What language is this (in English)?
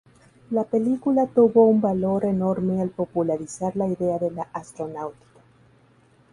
Spanish